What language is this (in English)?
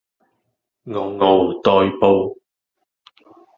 Cantonese